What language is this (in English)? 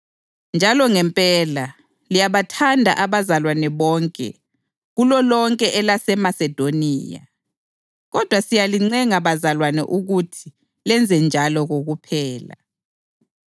North Ndebele